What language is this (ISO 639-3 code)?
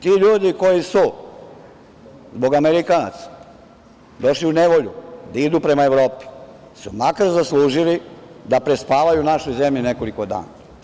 srp